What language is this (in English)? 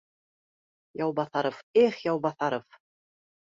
Bashkir